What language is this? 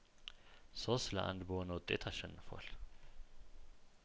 Amharic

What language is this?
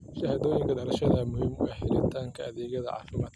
Somali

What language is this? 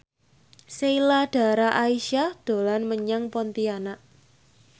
Javanese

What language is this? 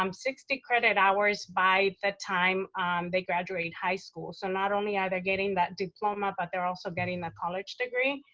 English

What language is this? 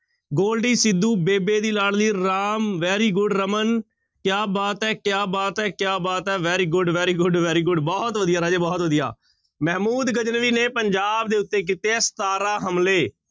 Punjabi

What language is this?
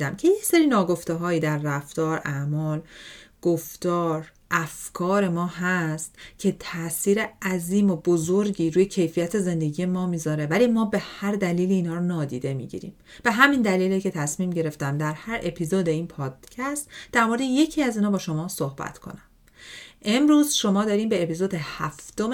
Persian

